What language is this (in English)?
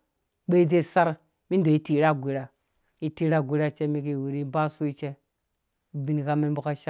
Dũya